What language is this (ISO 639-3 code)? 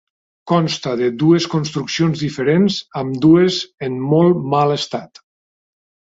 cat